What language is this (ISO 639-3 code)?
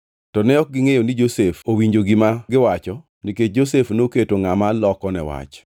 luo